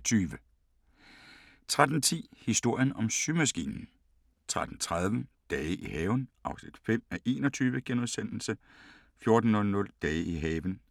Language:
Danish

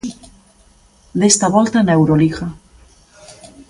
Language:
Galician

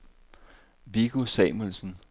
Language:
Danish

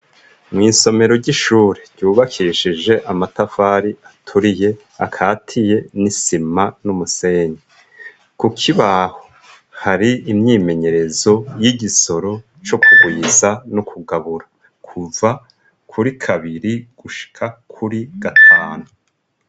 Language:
Rundi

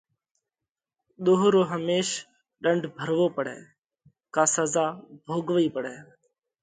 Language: Parkari Koli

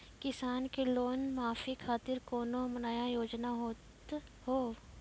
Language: Maithili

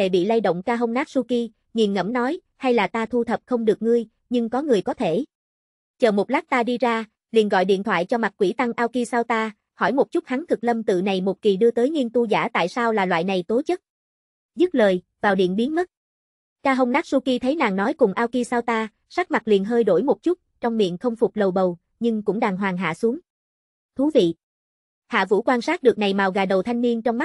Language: Vietnamese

